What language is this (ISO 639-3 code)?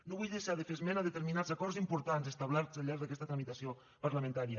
cat